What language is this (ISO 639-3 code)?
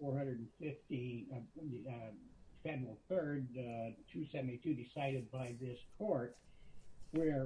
eng